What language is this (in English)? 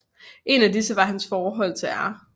Danish